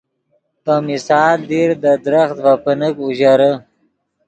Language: Yidgha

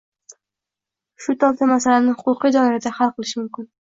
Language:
Uzbek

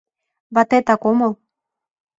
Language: Mari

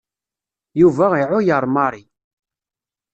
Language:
Kabyle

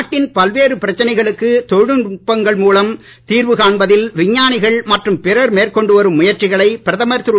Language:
Tamil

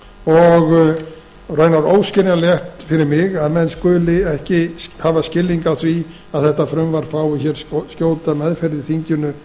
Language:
Icelandic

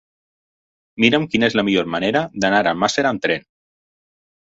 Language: Catalan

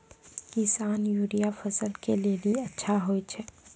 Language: Maithili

